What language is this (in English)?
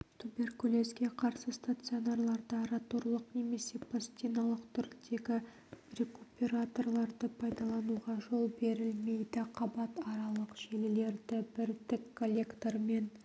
Kazakh